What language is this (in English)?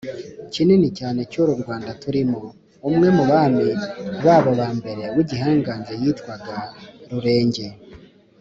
Kinyarwanda